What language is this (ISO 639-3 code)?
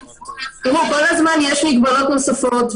heb